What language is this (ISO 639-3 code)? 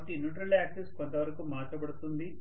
tel